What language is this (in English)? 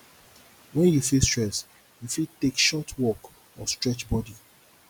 Nigerian Pidgin